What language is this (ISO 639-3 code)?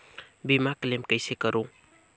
hne